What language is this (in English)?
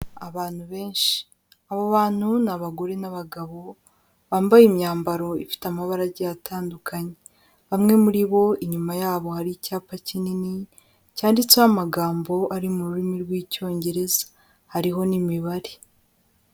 Kinyarwanda